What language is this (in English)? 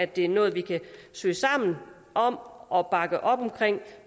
Danish